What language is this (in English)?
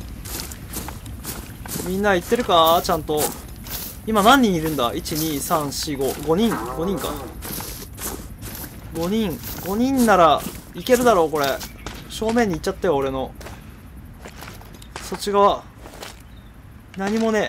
Japanese